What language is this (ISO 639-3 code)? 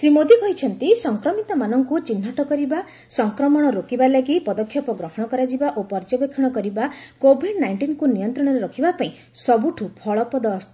ori